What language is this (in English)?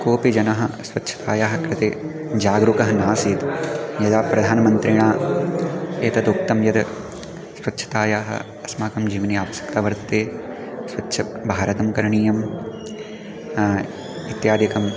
Sanskrit